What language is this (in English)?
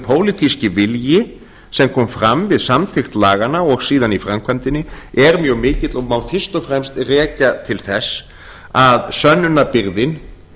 Icelandic